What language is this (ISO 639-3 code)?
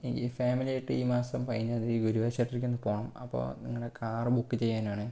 mal